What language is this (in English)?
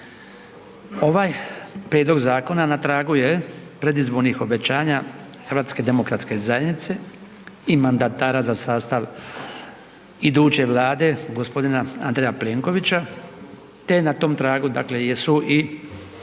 Croatian